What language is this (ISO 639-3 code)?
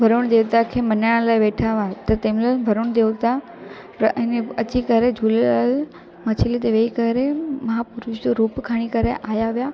snd